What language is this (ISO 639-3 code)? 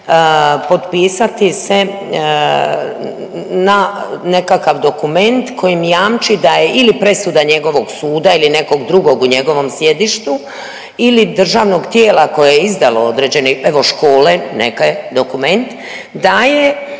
hrv